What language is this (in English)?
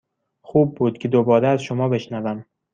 Persian